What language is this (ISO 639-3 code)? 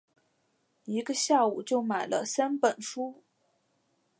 zho